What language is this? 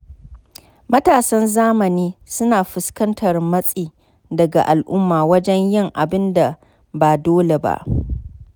Hausa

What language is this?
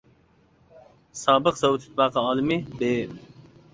Uyghur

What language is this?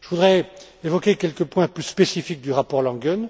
French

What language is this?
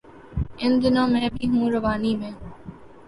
Urdu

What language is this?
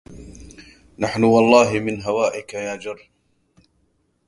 Arabic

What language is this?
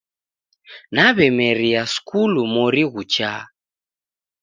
Taita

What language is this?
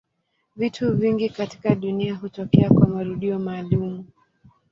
Swahili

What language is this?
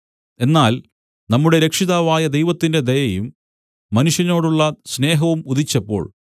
Malayalam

